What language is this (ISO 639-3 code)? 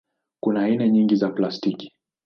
swa